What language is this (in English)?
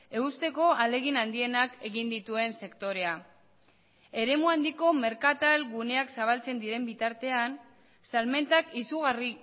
Basque